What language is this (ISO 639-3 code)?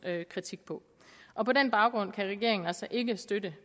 dan